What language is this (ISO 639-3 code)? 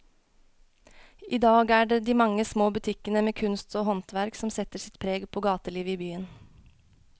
nor